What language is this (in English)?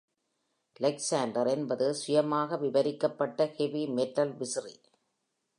Tamil